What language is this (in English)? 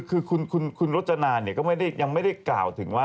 Thai